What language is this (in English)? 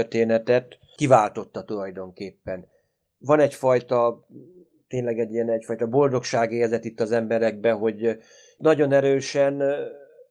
Hungarian